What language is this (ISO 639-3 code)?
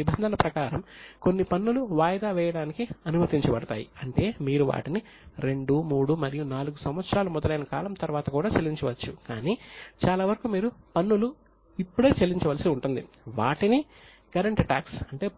tel